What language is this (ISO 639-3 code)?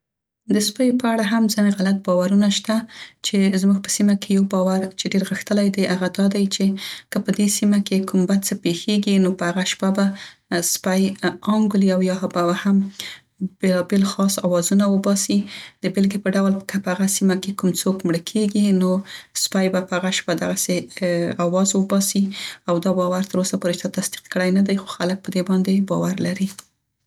pst